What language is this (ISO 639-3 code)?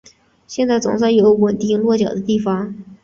zho